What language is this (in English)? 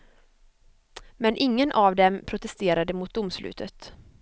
Swedish